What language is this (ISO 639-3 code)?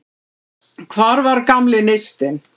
isl